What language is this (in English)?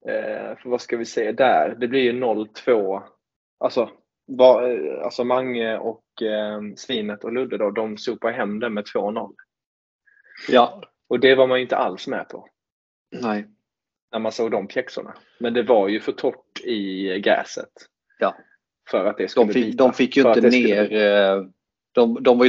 Swedish